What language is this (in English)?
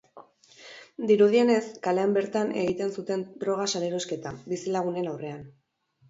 Basque